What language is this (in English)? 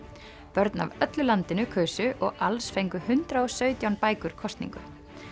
Icelandic